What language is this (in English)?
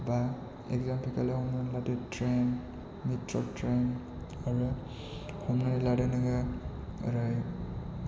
Bodo